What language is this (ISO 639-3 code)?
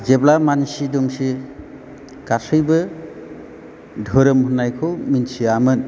brx